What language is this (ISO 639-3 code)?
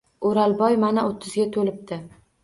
uzb